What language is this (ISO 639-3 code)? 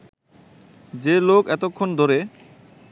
ben